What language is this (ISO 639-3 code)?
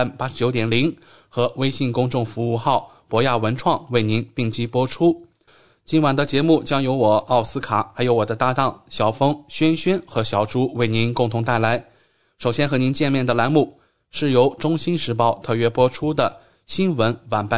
zho